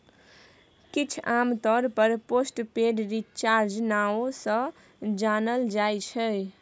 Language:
Maithili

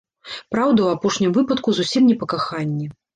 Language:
Belarusian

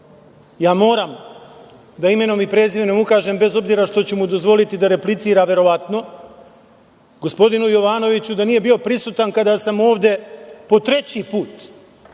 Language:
Serbian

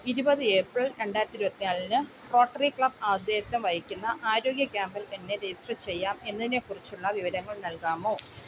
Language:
Malayalam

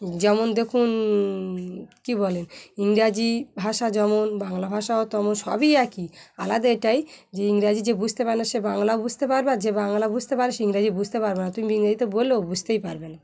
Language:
Bangla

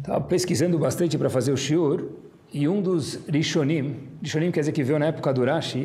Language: Portuguese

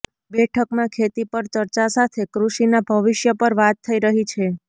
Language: Gujarati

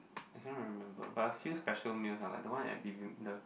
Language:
English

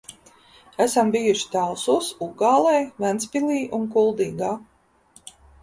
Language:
Latvian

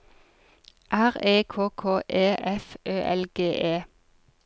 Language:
Norwegian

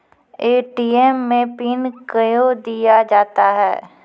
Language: Maithili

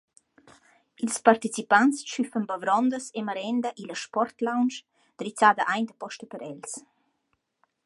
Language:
Romansh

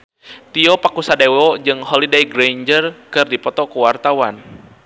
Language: Sundanese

